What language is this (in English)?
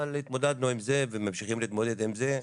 Hebrew